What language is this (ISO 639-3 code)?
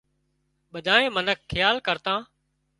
kxp